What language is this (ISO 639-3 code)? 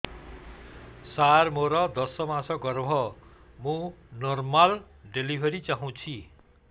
ori